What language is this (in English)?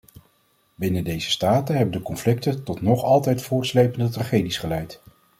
Dutch